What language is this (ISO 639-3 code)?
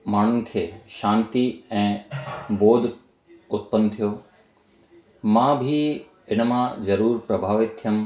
snd